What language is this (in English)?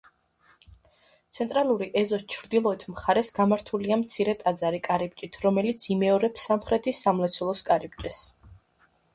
Georgian